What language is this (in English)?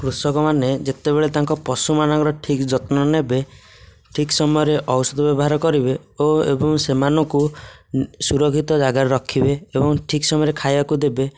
Odia